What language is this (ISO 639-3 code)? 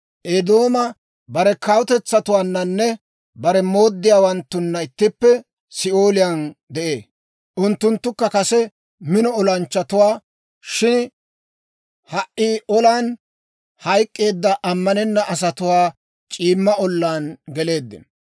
dwr